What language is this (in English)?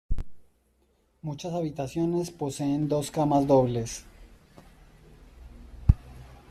Spanish